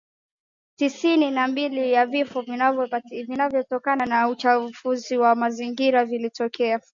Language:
Swahili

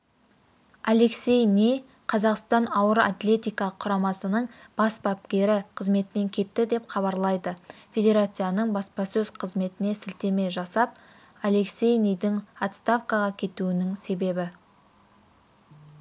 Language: Kazakh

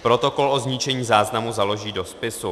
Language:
Czech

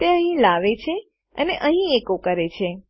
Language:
Gujarati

